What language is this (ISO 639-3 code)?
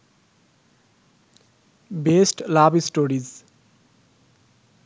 ben